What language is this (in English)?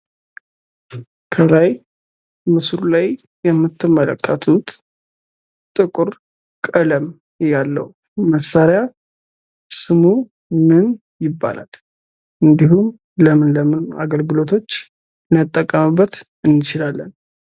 Amharic